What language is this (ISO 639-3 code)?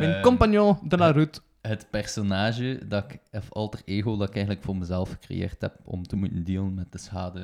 nld